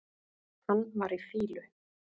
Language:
Icelandic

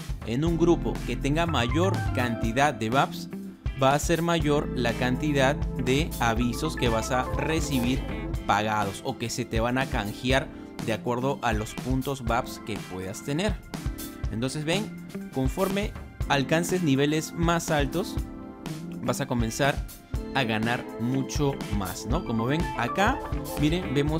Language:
Spanish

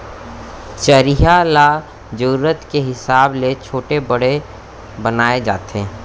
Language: Chhattisgarhi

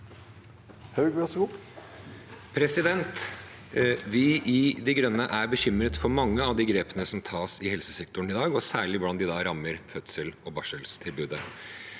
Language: Norwegian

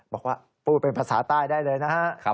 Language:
Thai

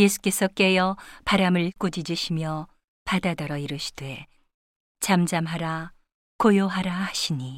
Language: Korean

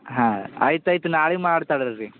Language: Kannada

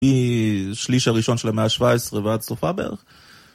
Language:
Hebrew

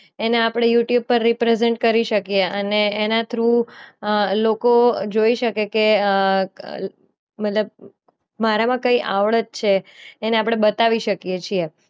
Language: Gujarati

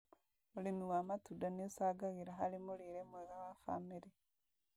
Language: Kikuyu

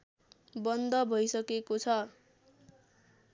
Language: Nepali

